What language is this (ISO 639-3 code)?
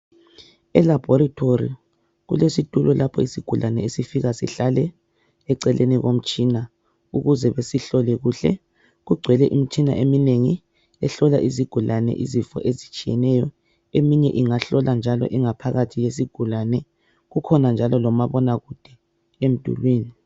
nde